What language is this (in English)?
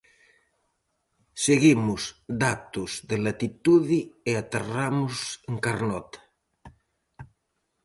Galician